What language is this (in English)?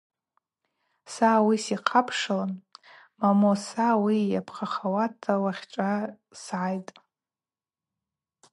Abaza